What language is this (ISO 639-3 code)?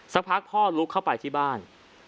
tha